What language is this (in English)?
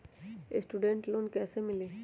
Magahi